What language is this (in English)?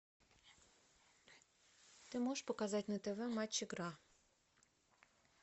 Russian